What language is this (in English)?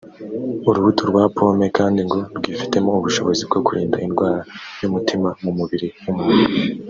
Kinyarwanda